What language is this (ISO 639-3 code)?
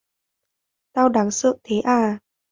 vie